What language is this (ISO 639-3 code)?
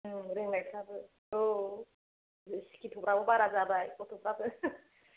brx